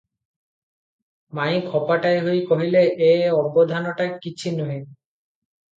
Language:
Odia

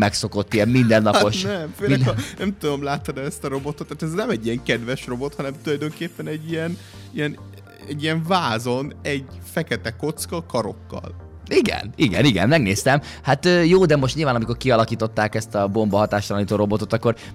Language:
Hungarian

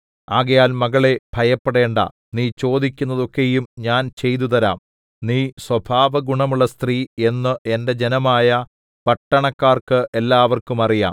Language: Malayalam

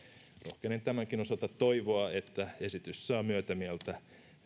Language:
Finnish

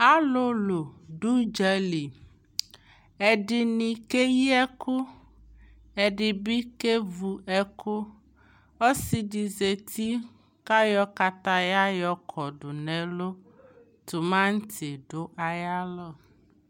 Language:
Ikposo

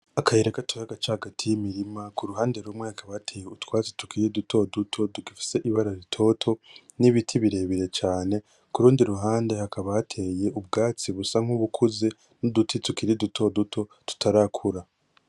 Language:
Rundi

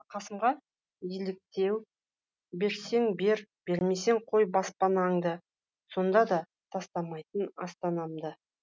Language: Kazakh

